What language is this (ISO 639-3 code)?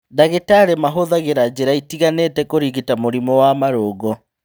kik